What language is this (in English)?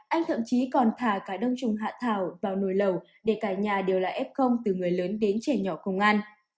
Vietnamese